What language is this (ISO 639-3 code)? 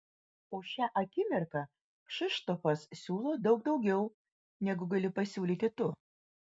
lit